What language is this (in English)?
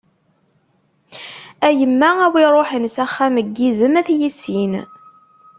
Kabyle